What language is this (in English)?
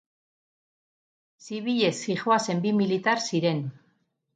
Basque